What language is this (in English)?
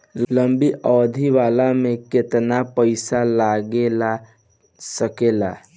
Bhojpuri